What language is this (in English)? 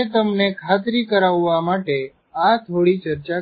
Gujarati